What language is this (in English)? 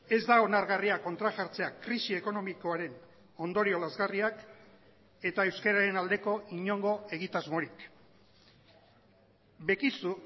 Basque